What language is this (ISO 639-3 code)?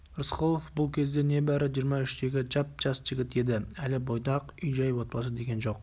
kaz